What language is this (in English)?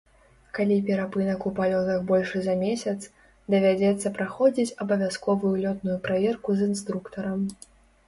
Belarusian